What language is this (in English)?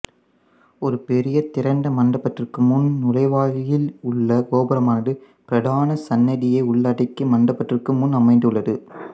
Tamil